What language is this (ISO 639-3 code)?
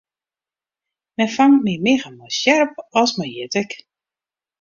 fry